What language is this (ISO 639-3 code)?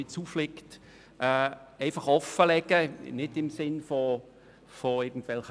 gsw